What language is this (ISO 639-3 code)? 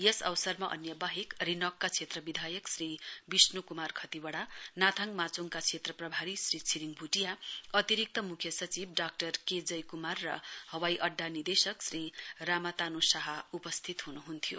nep